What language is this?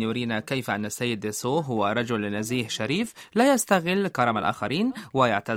Arabic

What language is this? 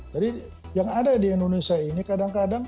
Indonesian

